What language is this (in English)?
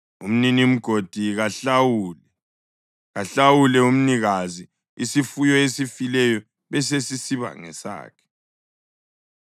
North Ndebele